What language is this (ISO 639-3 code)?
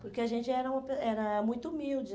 por